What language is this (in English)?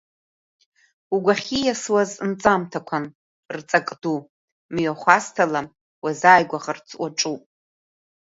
Abkhazian